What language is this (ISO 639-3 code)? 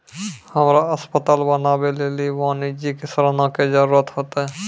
mai